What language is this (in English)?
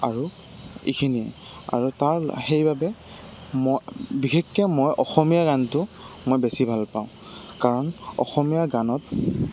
Assamese